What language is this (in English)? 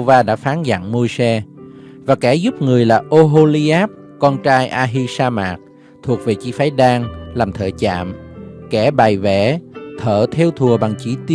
Vietnamese